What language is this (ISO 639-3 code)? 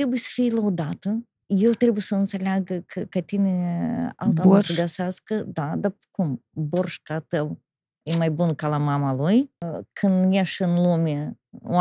ron